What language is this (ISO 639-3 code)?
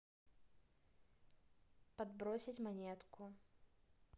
rus